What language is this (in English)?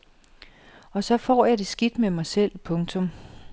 Danish